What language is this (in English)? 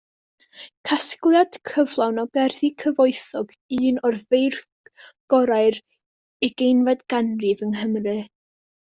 Welsh